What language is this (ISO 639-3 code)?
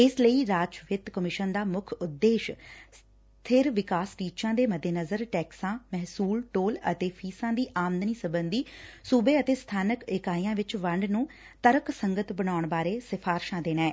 pan